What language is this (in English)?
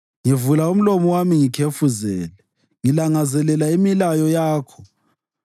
North Ndebele